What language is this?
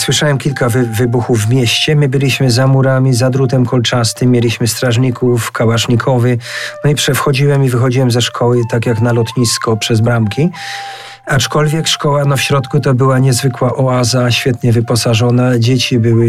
Polish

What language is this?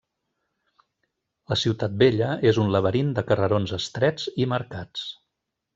Catalan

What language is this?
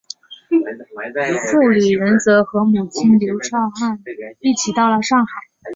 Chinese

